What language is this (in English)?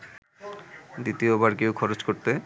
Bangla